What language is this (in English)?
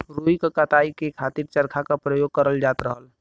Bhojpuri